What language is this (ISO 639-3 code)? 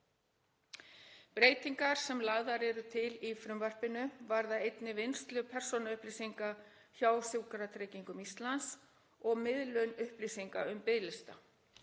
isl